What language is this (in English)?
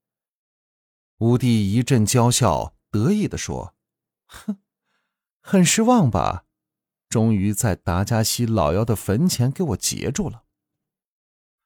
Chinese